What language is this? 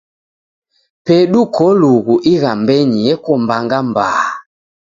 Taita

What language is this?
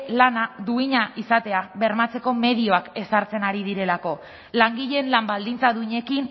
Basque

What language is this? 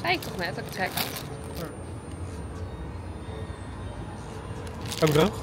Dutch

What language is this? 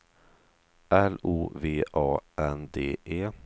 Swedish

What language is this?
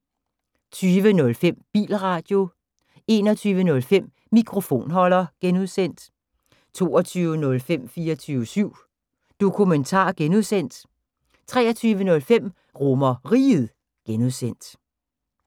Danish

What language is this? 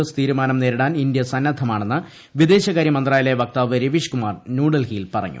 Malayalam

